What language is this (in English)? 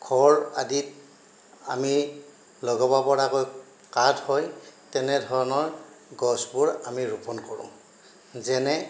Assamese